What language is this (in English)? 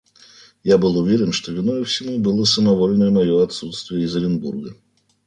Russian